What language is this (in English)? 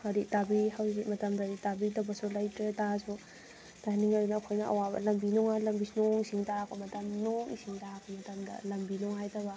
Manipuri